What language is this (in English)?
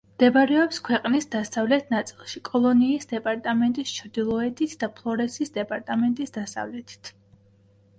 Georgian